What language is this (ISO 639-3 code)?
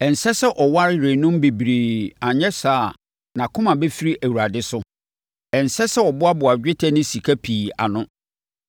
aka